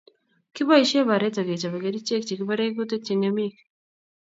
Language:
Kalenjin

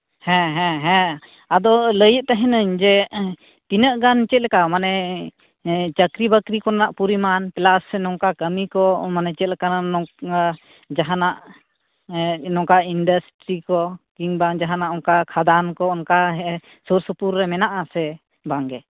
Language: Santali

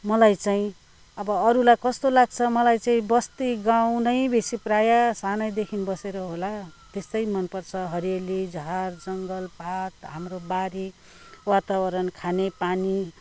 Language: Nepali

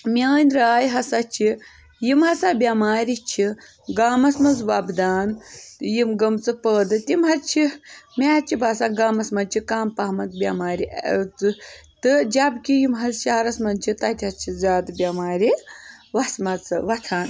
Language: Kashmiri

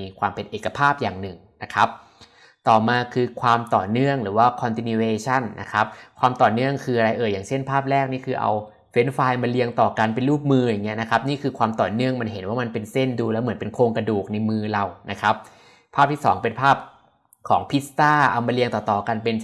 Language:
Thai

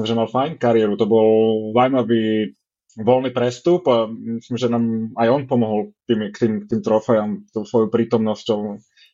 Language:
Slovak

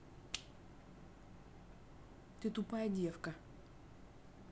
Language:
Russian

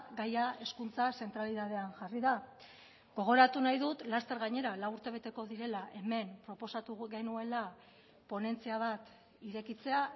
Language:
Basque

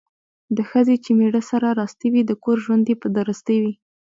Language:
Pashto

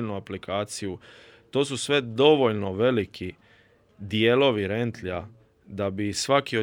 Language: Croatian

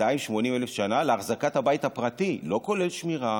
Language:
Hebrew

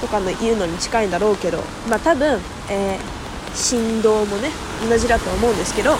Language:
Japanese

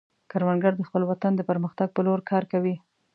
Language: Pashto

